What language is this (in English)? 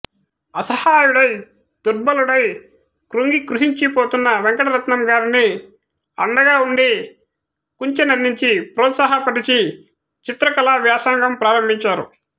Telugu